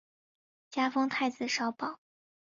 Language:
Chinese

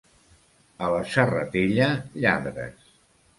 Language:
Catalan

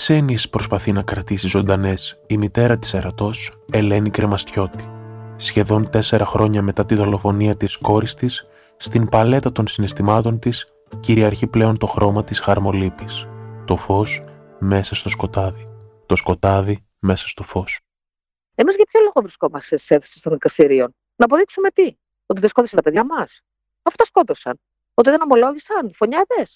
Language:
Greek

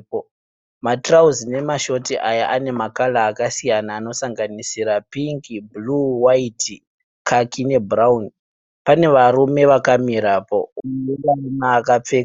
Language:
Shona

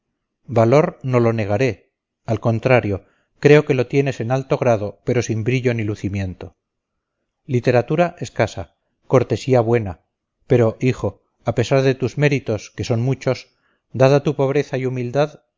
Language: Spanish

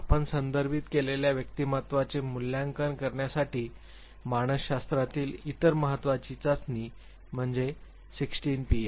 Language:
Marathi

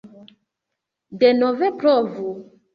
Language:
Esperanto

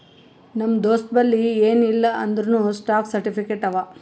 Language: Kannada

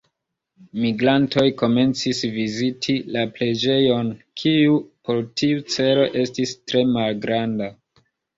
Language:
Esperanto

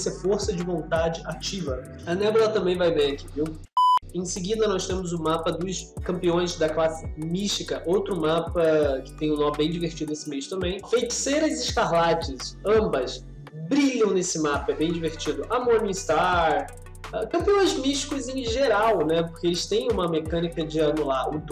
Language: Portuguese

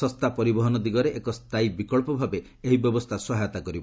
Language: Odia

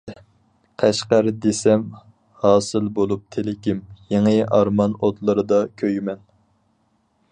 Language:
Uyghur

